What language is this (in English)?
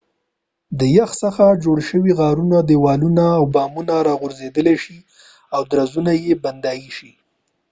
Pashto